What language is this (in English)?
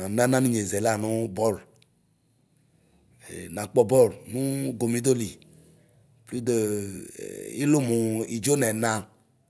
Ikposo